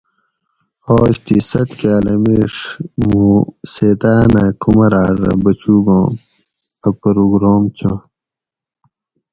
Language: Gawri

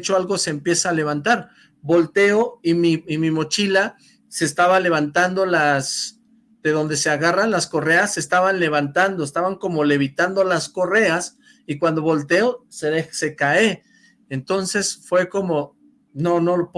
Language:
Spanish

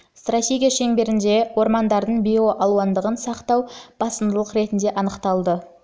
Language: Kazakh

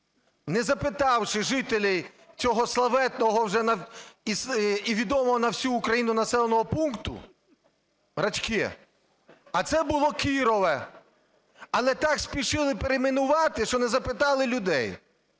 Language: Ukrainian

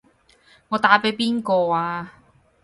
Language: Cantonese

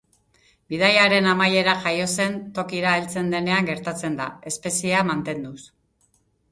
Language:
Basque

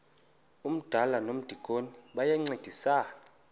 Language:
Xhosa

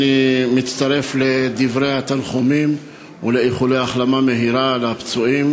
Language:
Hebrew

